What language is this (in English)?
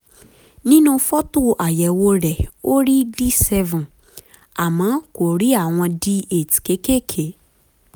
Yoruba